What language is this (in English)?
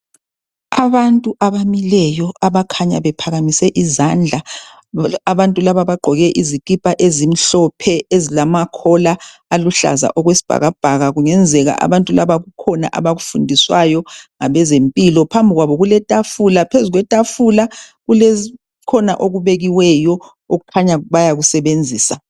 North Ndebele